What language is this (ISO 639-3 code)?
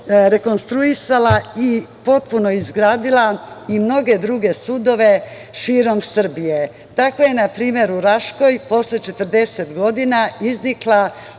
srp